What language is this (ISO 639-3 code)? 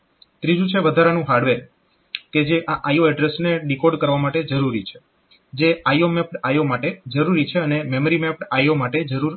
guj